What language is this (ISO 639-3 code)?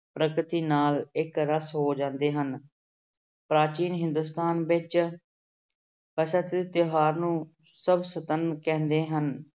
pan